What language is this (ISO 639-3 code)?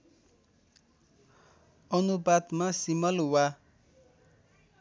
nep